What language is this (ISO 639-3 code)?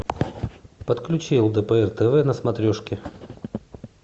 rus